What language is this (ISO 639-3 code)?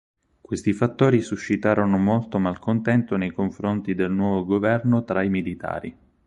ita